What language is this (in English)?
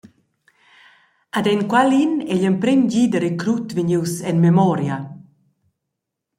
Romansh